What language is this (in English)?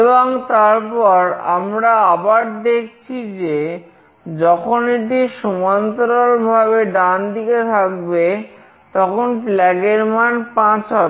Bangla